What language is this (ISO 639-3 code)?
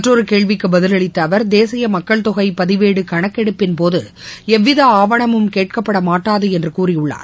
tam